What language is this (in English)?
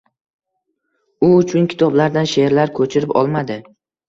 Uzbek